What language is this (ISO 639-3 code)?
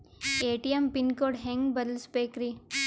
kan